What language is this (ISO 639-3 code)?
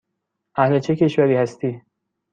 fas